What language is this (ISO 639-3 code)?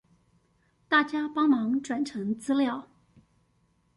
zho